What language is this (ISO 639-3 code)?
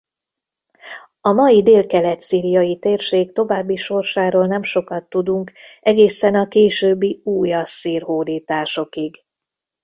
hun